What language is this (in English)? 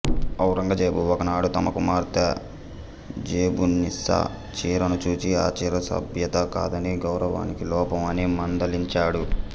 Telugu